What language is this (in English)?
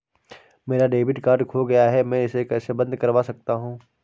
Hindi